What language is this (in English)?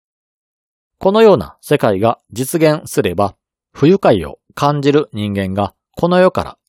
Japanese